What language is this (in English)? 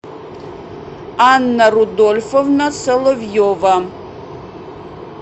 Russian